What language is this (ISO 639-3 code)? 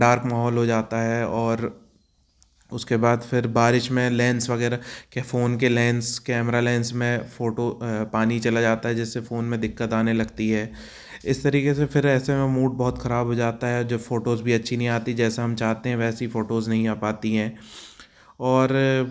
hin